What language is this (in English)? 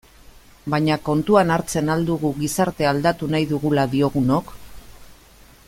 Basque